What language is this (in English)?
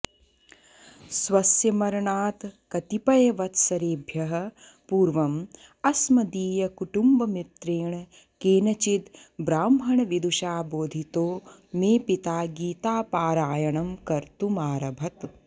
Sanskrit